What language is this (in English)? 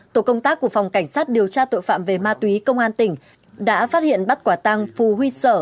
Vietnamese